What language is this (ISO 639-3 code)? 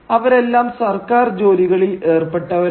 mal